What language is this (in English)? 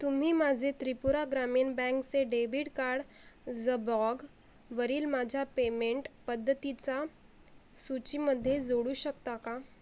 Marathi